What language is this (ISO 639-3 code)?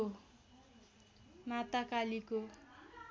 nep